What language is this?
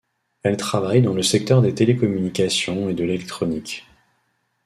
French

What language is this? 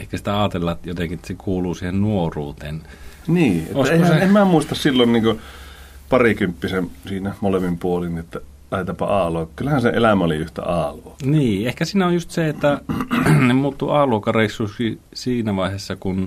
Finnish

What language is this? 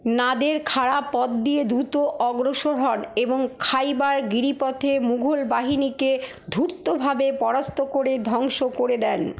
Bangla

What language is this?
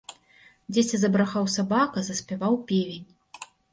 Belarusian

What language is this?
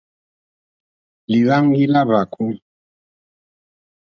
Mokpwe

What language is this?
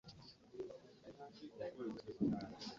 Ganda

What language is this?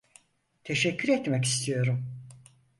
Turkish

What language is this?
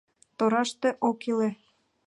Mari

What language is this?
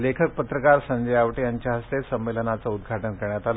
Marathi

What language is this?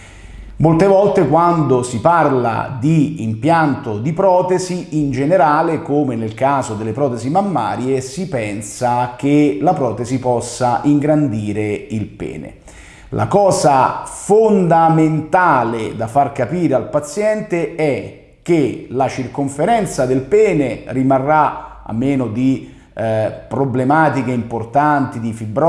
Italian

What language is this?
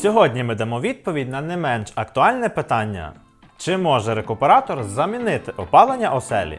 Ukrainian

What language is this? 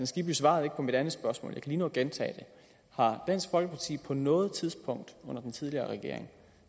Danish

